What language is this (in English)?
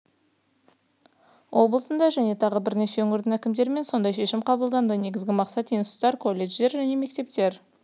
Kazakh